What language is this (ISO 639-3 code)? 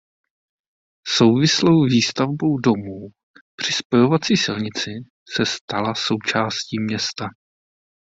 ces